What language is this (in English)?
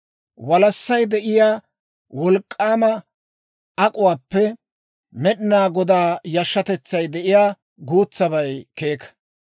Dawro